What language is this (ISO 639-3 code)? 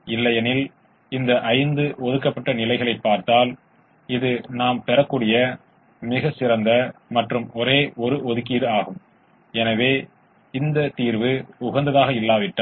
tam